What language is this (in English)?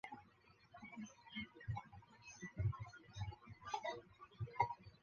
Chinese